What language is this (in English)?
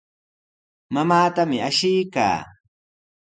Sihuas Ancash Quechua